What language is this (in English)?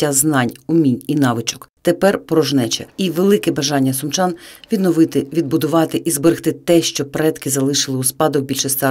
Ukrainian